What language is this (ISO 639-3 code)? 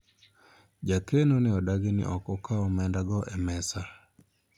luo